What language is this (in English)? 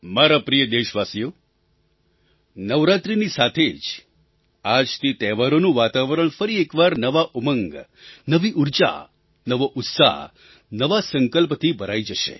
Gujarati